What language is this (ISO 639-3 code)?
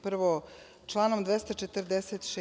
srp